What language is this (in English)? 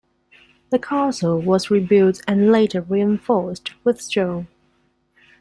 English